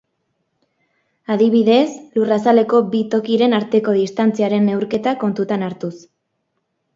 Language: Basque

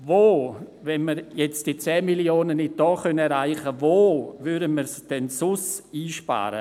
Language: Swiss German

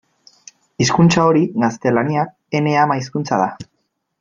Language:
Basque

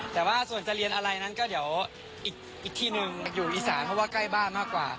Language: Thai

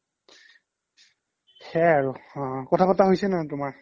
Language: Assamese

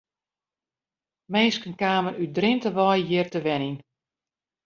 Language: Western Frisian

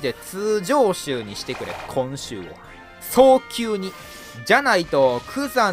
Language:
Japanese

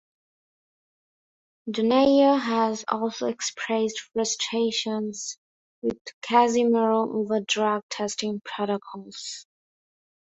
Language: English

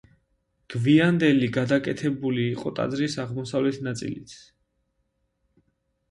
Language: Georgian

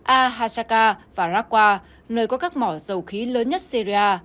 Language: Vietnamese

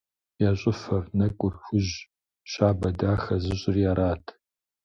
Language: Kabardian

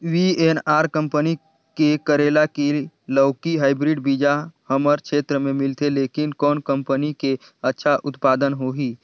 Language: Chhattisgarhi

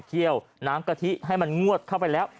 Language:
Thai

